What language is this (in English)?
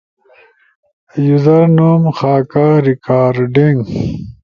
Ushojo